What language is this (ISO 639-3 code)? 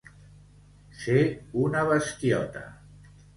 cat